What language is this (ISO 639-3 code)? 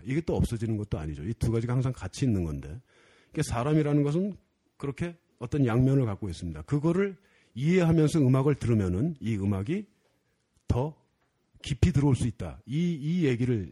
kor